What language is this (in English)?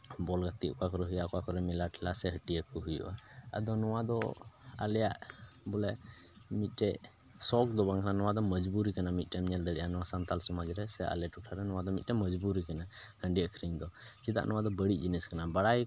Santali